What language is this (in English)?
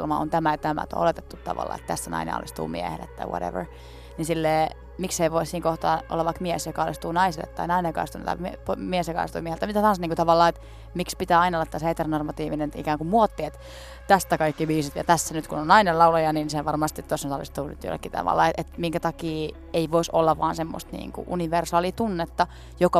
Finnish